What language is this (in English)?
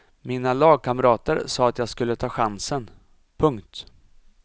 Swedish